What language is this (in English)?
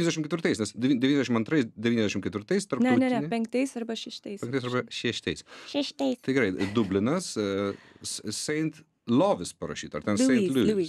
Lithuanian